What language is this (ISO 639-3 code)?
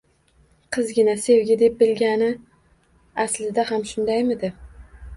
uzb